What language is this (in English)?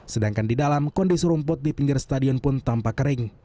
Indonesian